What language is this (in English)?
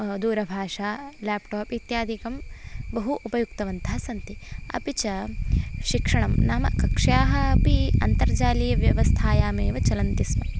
Sanskrit